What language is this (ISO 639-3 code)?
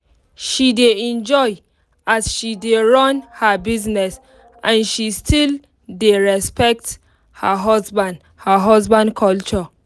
pcm